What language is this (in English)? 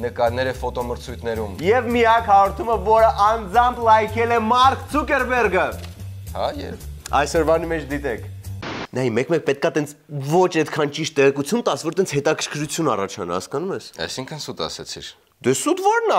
Turkish